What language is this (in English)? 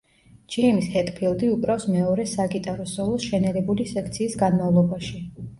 Georgian